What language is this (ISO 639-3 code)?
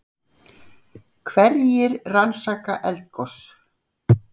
isl